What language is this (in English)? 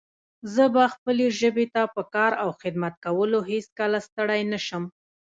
Pashto